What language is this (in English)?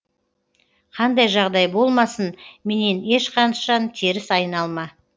Kazakh